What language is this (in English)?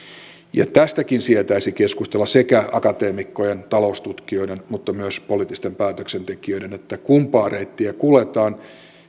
Finnish